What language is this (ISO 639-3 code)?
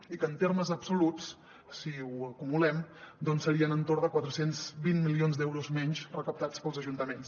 cat